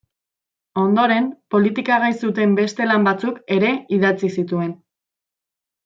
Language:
Basque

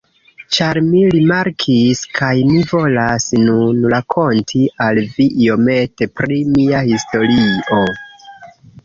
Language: Esperanto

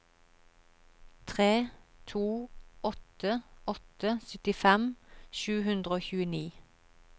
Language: Norwegian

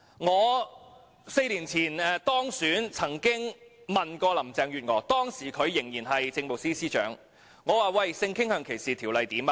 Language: Cantonese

